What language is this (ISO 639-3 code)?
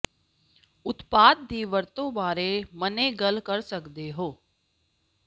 pan